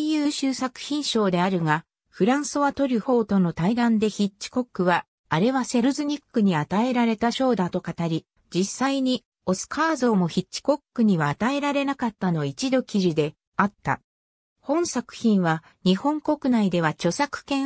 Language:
Japanese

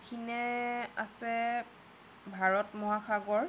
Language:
Assamese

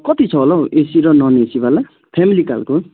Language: Nepali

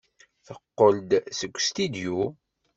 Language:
Kabyle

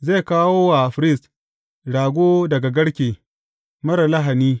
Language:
Hausa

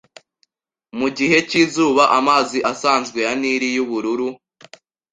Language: Kinyarwanda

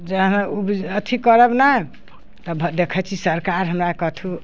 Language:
Maithili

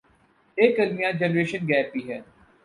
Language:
Urdu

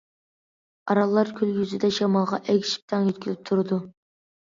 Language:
Uyghur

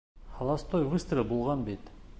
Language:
Bashkir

